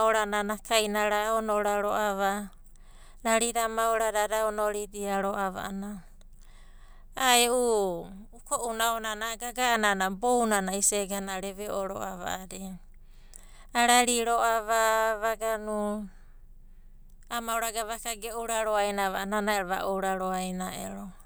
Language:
Abadi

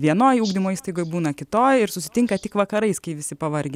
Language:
Lithuanian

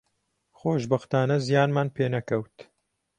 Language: Central Kurdish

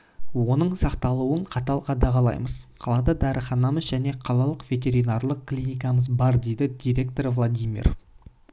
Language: Kazakh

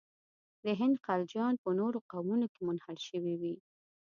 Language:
Pashto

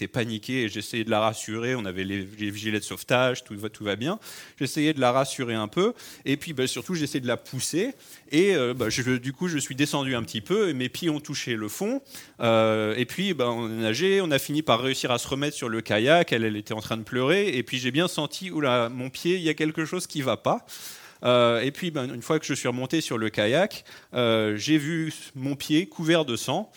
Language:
French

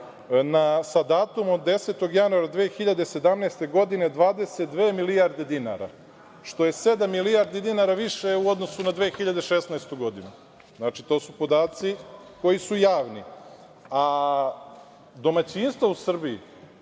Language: Serbian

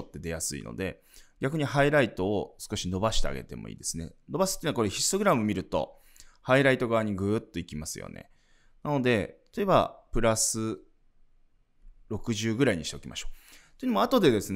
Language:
Japanese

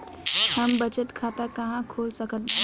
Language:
Bhojpuri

